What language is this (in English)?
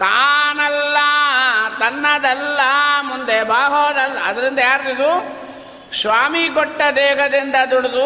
Kannada